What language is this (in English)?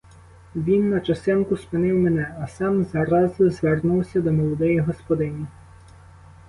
Ukrainian